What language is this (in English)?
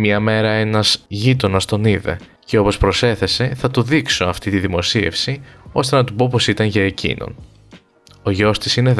Greek